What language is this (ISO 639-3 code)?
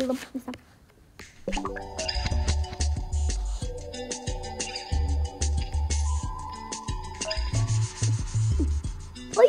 tur